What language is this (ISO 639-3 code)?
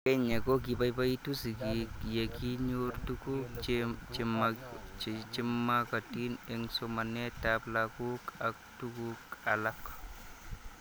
kln